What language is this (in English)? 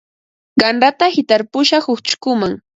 Ambo-Pasco Quechua